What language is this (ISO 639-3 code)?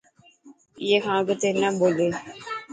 mki